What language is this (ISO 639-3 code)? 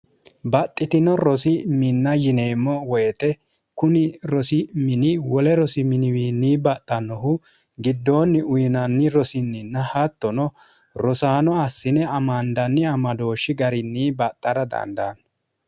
sid